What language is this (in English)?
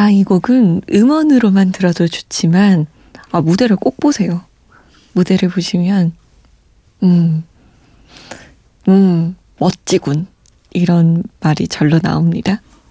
Korean